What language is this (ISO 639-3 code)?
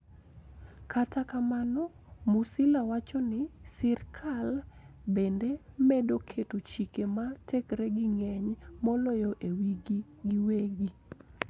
luo